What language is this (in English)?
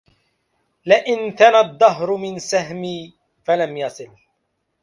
Arabic